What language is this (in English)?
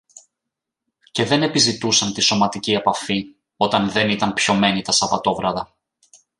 Greek